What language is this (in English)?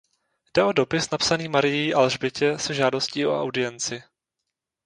Czech